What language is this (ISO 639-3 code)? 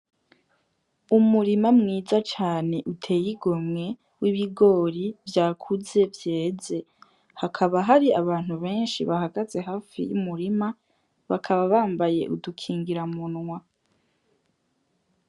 run